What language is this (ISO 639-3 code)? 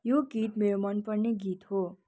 nep